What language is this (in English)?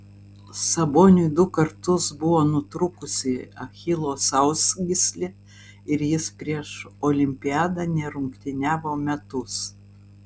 Lithuanian